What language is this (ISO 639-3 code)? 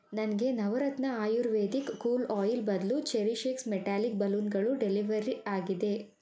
kan